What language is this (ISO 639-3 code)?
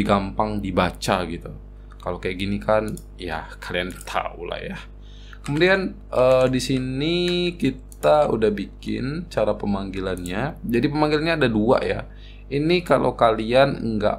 ind